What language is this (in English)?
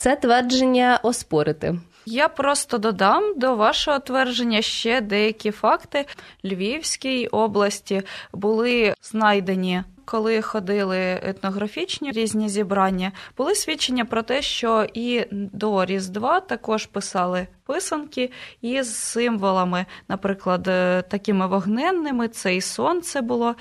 Ukrainian